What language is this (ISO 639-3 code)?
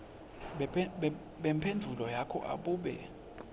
ssw